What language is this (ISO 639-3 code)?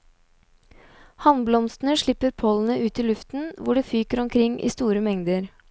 nor